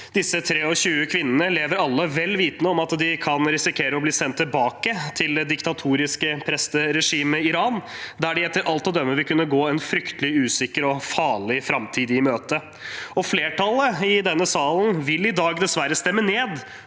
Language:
Norwegian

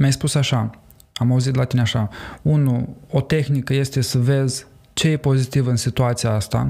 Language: Romanian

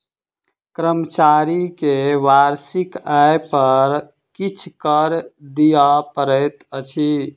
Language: Maithili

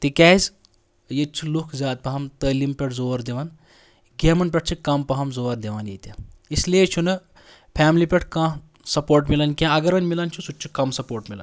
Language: Kashmiri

